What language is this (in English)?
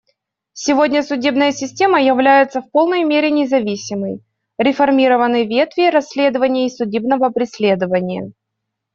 Russian